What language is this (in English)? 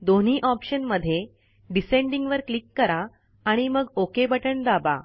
Marathi